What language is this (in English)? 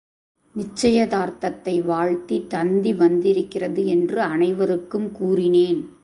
Tamil